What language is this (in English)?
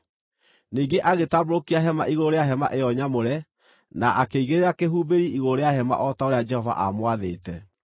Kikuyu